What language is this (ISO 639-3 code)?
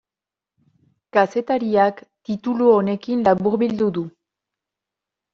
eus